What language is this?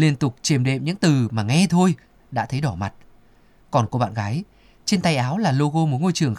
Vietnamese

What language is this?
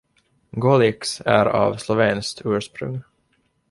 Swedish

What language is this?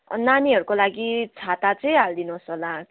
Nepali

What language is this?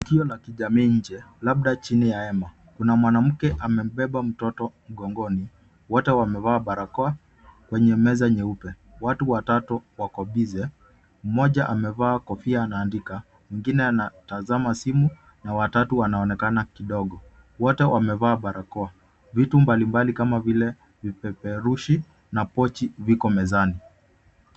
Swahili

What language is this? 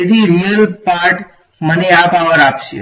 Gujarati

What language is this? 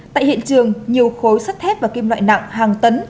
Vietnamese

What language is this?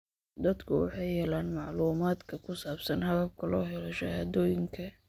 Somali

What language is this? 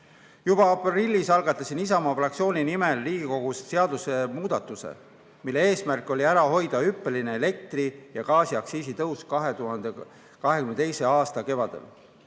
Estonian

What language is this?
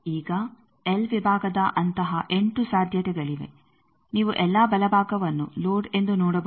Kannada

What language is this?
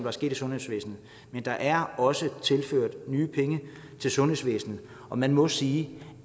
Danish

